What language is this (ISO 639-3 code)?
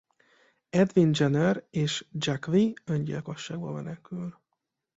hun